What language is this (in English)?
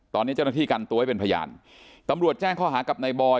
Thai